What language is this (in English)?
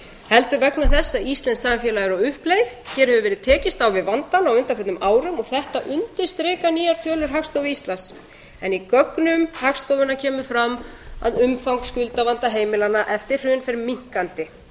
Icelandic